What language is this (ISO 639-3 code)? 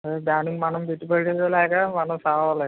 tel